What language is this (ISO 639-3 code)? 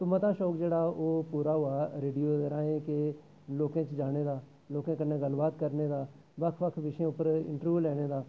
doi